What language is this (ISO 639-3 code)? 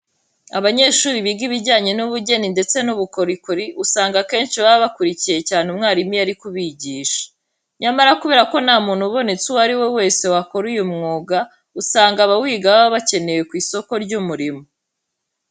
kin